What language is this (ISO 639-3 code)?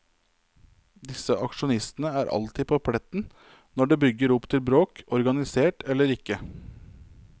nor